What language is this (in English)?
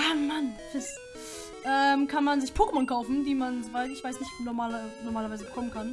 German